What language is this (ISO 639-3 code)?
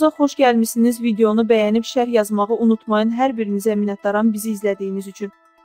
tur